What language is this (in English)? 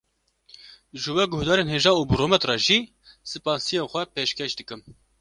Kurdish